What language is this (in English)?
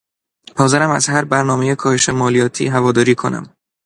Persian